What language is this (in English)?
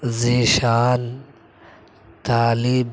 Urdu